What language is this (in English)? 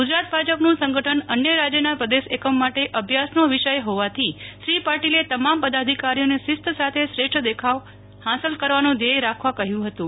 Gujarati